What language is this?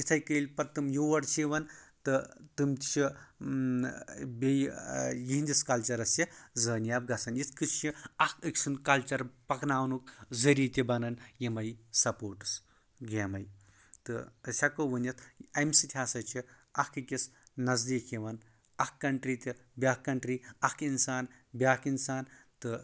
Kashmiri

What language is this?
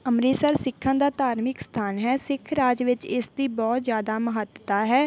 Punjabi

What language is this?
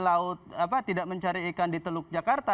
Indonesian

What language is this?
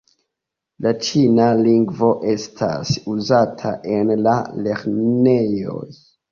Esperanto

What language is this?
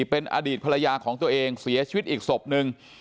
Thai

